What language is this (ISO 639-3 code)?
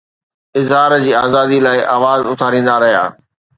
snd